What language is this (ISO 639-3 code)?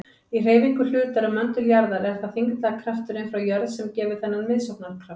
isl